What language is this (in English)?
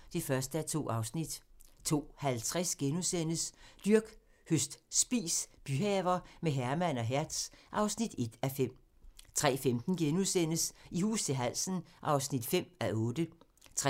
Danish